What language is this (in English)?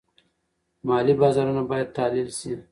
Pashto